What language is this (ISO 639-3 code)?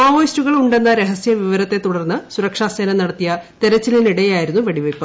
mal